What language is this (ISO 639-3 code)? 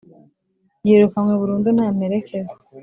kin